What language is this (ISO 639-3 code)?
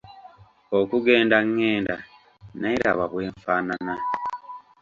lug